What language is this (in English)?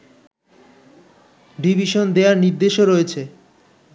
Bangla